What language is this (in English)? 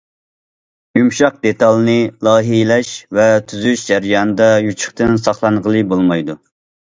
Uyghur